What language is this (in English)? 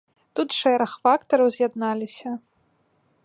Belarusian